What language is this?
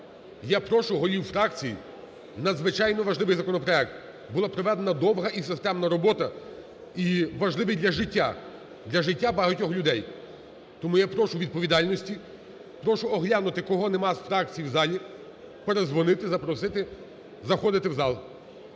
Ukrainian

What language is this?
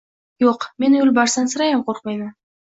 Uzbek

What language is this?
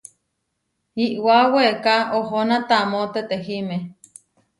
Huarijio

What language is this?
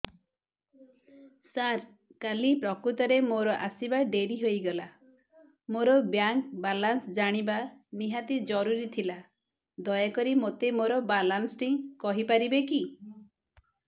Odia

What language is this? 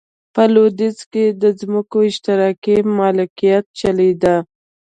Pashto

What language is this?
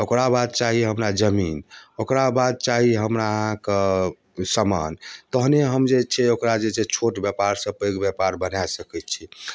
Maithili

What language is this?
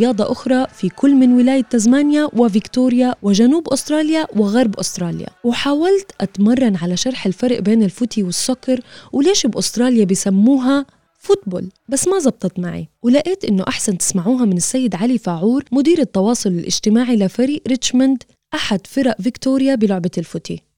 Arabic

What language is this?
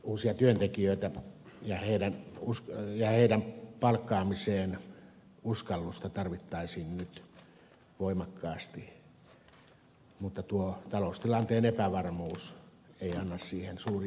Finnish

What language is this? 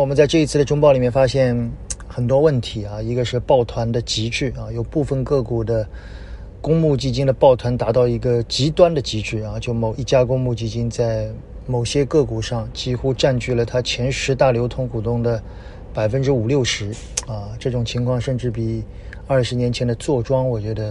Chinese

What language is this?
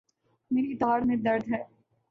Urdu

